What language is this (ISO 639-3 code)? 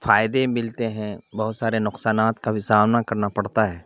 urd